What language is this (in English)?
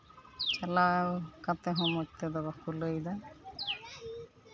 Santali